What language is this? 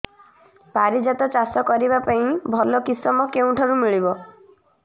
Odia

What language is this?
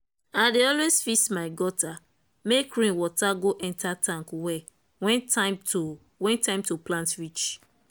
Nigerian Pidgin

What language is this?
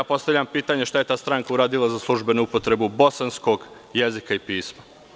Serbian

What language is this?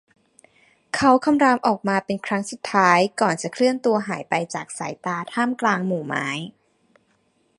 Thai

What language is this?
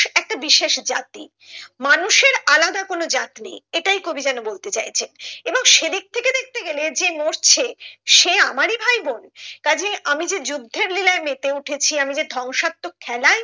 Bangla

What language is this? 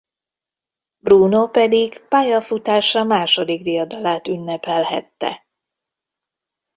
Hungarian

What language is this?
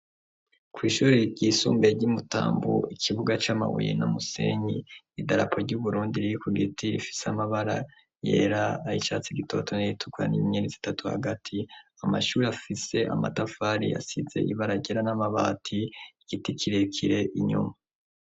Rundi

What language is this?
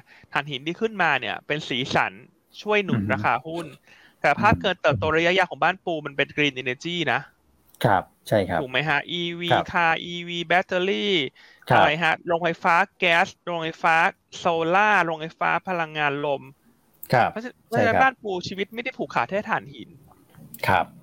Thai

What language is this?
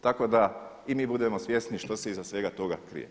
Croatian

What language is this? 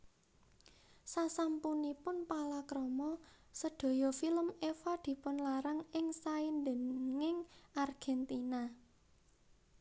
Javanese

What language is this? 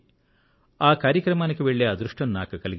Telugu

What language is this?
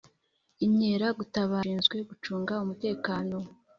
Kinyarwanda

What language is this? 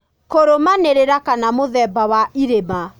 Kikuyu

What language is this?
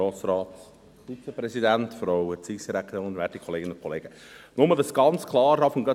Swiss German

